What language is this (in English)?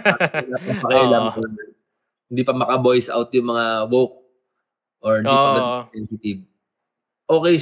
Filipino